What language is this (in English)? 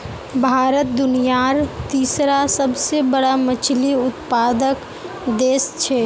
Magahi